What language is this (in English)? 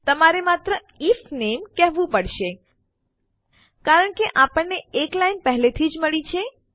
Gujarati